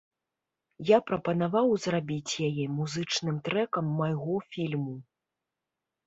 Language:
Belarusian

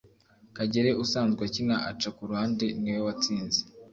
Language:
Kinyarwanda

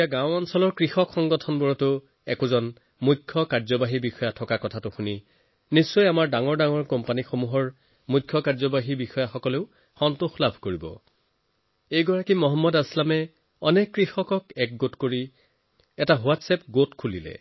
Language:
Assamese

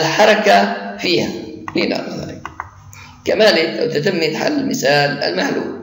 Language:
Arabic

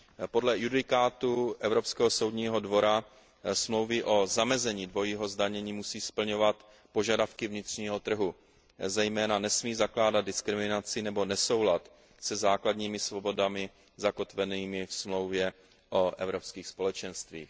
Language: Czech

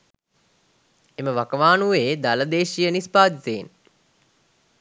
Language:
Sinhala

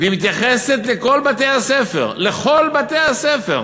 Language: Hebrew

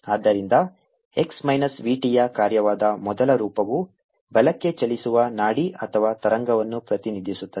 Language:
Kannada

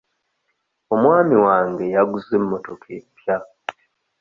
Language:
Ganda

